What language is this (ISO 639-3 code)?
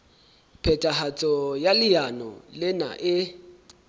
sot